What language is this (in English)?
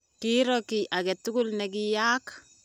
Kalenjin